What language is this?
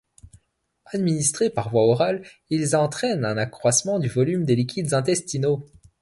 French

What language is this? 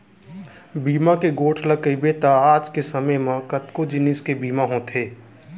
Chhattisgarhi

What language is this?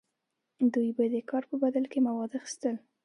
Pashto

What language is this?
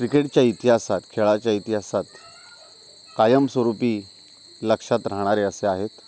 Marathi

